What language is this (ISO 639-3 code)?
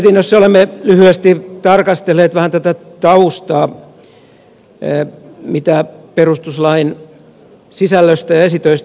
fin